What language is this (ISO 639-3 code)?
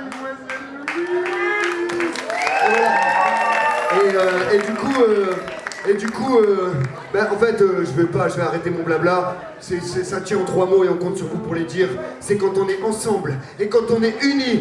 fra